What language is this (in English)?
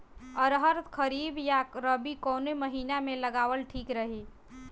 Bhojpuri